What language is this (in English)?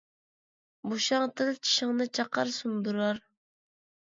Uyghur